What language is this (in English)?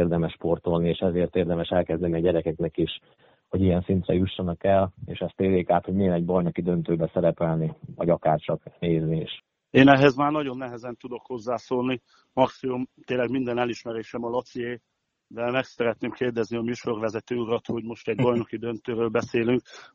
Hungarian